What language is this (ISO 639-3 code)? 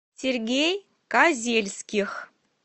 rus